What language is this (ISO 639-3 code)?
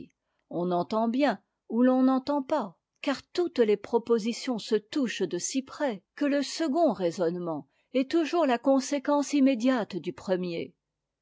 fra